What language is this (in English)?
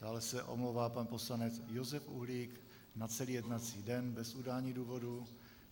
Czech